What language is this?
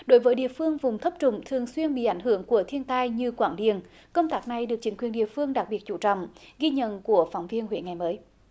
Vietnamese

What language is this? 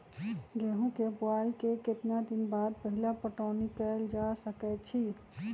Magahi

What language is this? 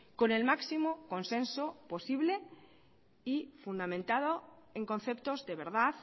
Spanish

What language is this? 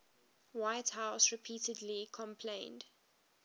English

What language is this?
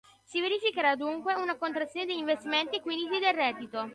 Italian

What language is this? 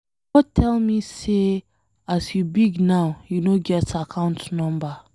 Nigerian Pidgin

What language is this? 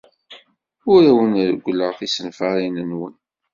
Kabyle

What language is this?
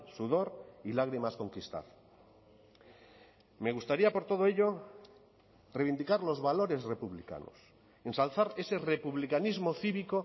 Spanish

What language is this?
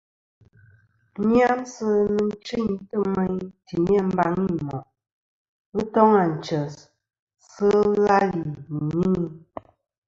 Kom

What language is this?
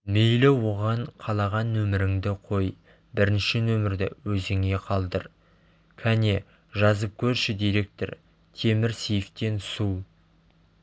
Kazakh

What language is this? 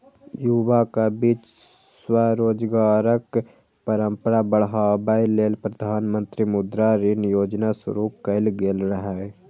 Maithili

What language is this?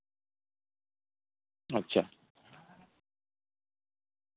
Santali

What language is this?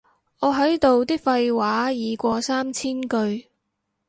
Cantonese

